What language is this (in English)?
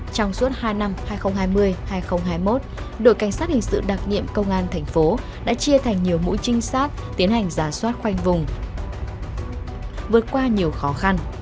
Vietnamese